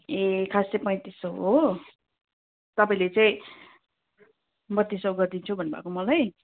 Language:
Nepali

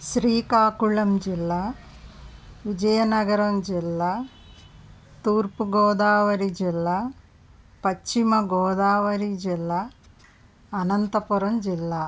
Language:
Telugu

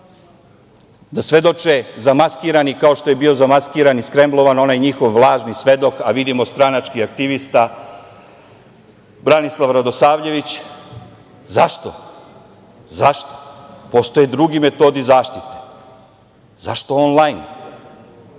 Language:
Serbian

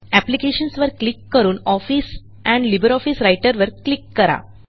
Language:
Marathi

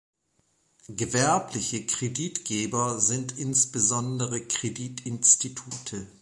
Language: German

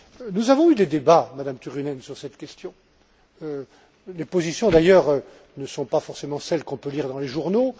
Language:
French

